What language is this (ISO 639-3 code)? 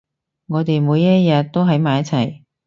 yue